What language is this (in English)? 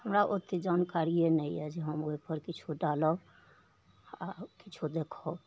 Maithili